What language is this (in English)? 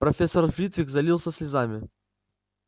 Russian